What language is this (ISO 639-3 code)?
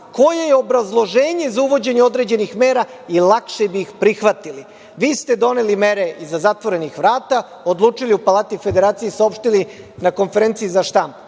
srp